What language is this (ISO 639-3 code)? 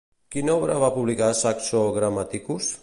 cat